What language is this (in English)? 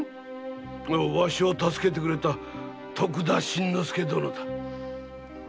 Japanese